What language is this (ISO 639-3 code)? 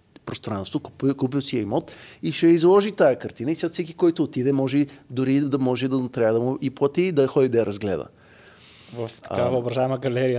bul